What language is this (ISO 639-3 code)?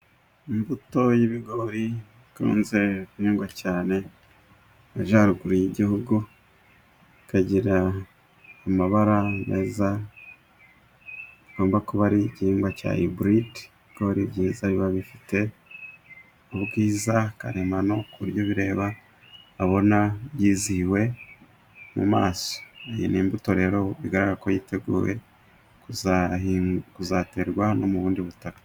kin